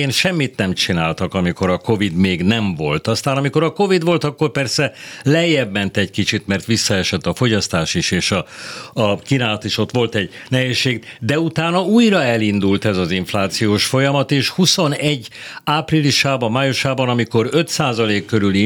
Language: Hungarian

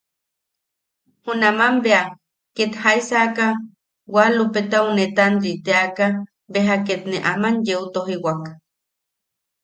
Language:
Yaqui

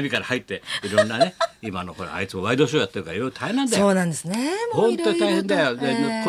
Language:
Japanese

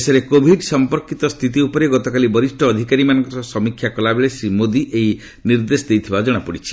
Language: Odia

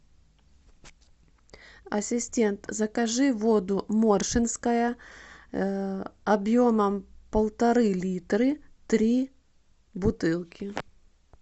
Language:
Russian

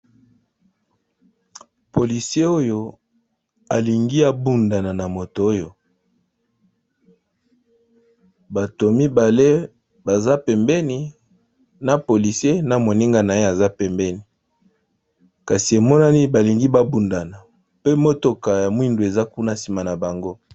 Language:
Lingala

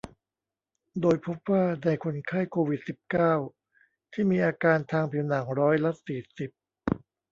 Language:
Thai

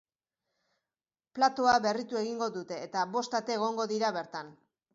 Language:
Basque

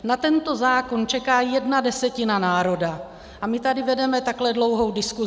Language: Czech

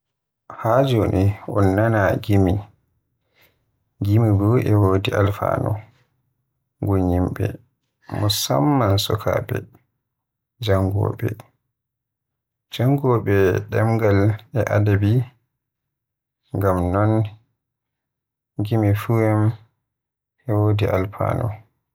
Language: Western Niger Fulfulde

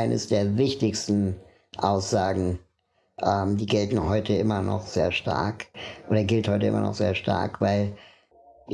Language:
German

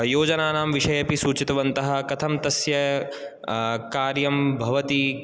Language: Sanskrit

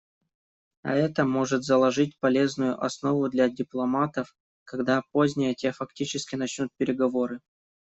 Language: Russian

